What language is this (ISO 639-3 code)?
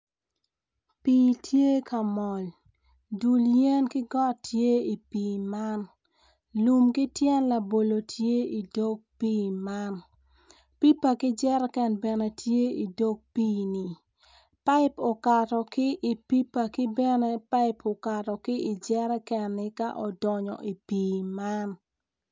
ach